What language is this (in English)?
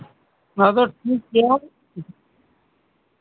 Santali